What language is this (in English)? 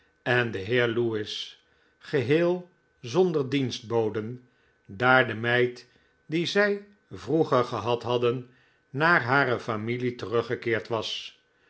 Dutch